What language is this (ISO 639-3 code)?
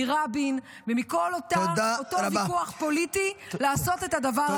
heb